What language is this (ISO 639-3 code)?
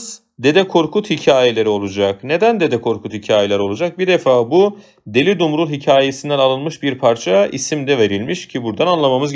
tur